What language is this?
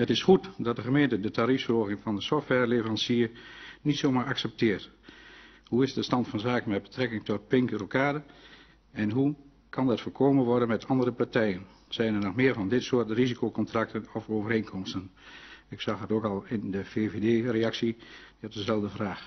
Dutch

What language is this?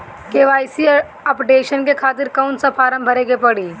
Bhojpuri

